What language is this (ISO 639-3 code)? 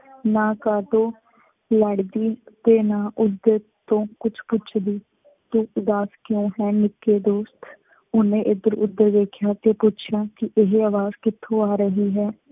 pan